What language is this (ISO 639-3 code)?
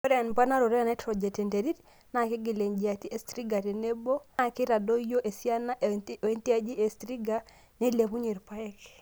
mas